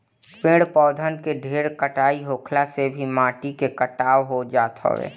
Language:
Bhojpuri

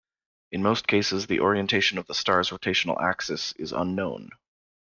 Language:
English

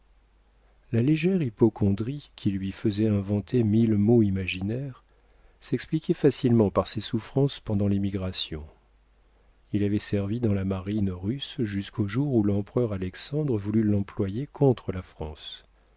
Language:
French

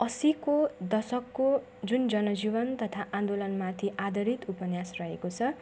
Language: Nepali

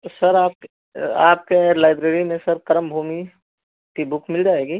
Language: Hindi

